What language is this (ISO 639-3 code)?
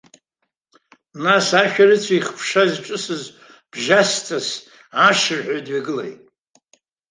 abk